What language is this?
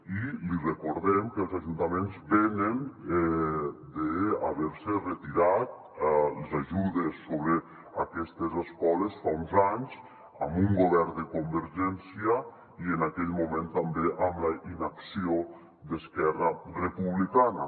Catalan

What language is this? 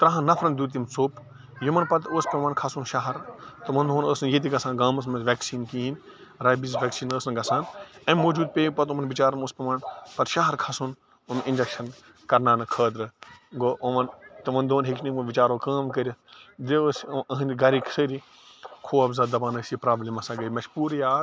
Kashmiri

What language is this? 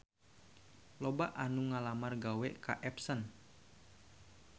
Sundanese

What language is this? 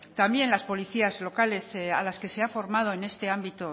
Spanish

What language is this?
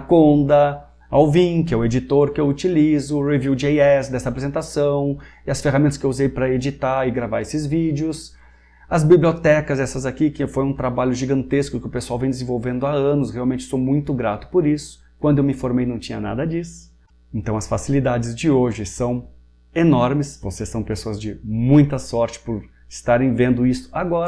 Portuguese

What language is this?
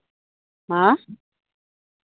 Santali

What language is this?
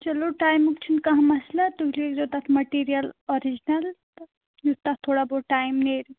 Kashmiri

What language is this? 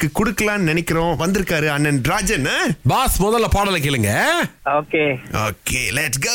Tamil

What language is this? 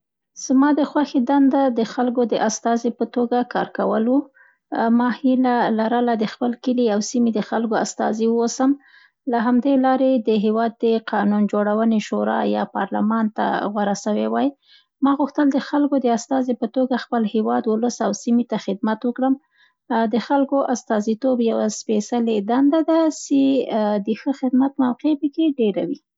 Central Pashto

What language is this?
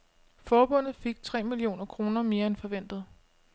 Danish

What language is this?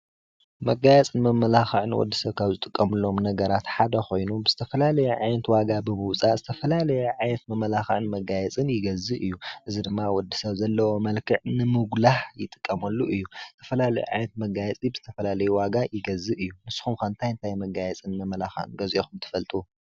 Tigrinya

